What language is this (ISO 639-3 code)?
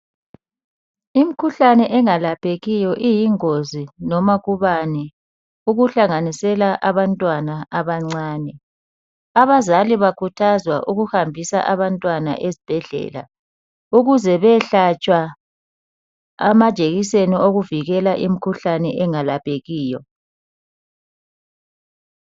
nde